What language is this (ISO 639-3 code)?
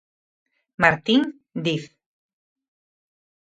glg